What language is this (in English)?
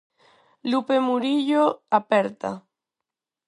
Galician